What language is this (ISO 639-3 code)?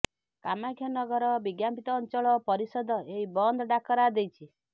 ori